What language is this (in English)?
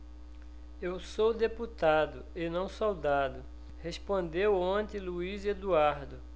Portuguese